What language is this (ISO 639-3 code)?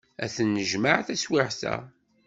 kab